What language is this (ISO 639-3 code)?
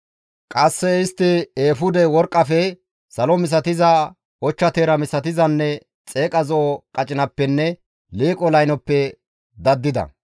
gmv